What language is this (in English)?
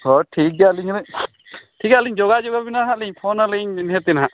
Santali